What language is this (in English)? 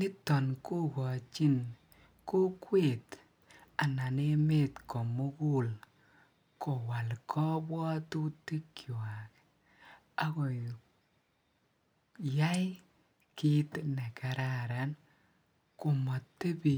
Kalenjin